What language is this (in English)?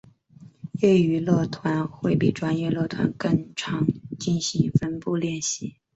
Chinese